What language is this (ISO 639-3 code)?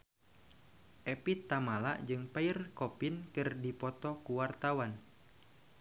sun